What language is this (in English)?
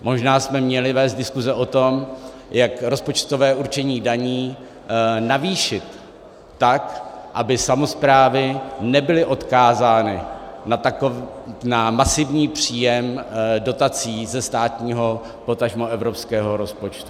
Czech